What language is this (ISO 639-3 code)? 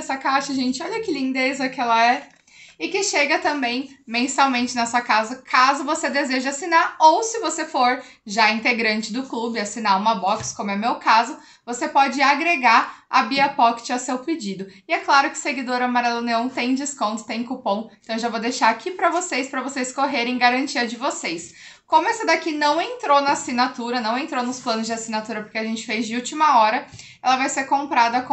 por